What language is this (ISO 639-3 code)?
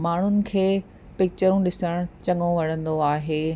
snd